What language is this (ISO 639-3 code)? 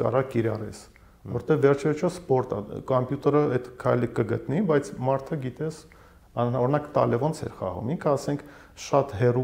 ron